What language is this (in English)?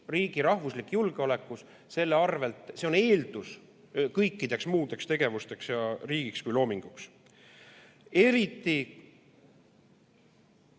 Estonian